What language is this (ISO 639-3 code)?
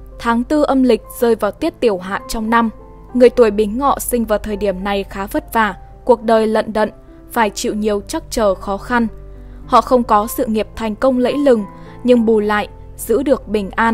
vie